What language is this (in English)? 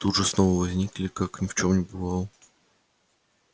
Russian